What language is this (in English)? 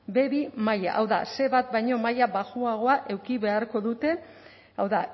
Basque